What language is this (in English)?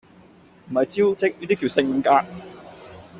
Cantonese